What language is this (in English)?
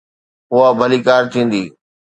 Sindhi